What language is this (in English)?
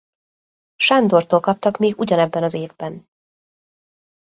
Hungarian